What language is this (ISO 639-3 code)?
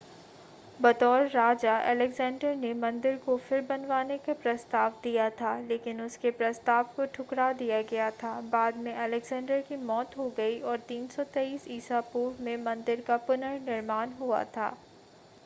hin